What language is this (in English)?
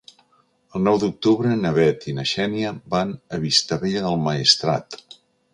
Catalan